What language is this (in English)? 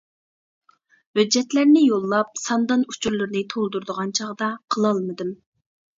Uyghur